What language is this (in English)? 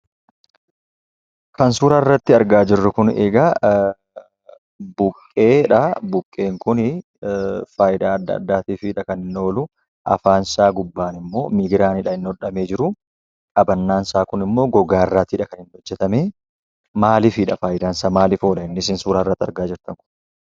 Oromo